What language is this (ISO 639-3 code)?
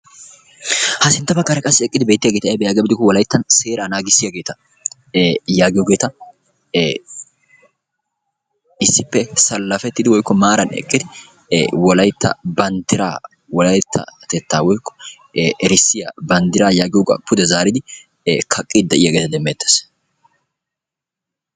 wal